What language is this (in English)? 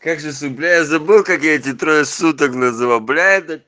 Russian